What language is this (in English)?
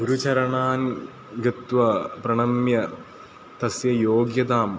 Sanskrit